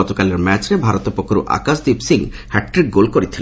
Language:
Odia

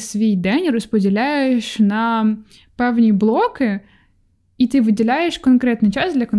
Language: Ukrainian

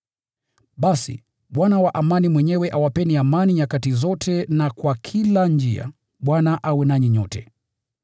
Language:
Swahili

